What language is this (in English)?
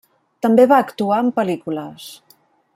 Catalan